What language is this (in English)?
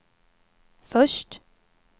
Swedish